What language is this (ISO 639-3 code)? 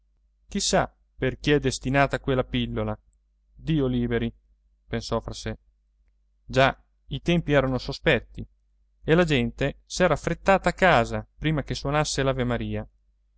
ita